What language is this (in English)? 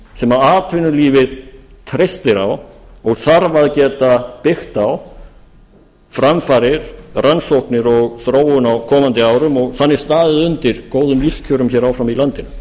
Icelandic